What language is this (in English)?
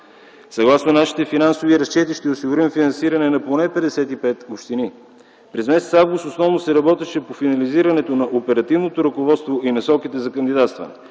Bulgarian